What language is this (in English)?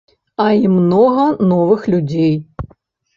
Belarusian